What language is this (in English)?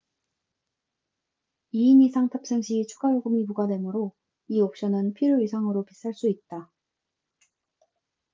Korean